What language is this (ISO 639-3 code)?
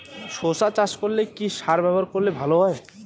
ben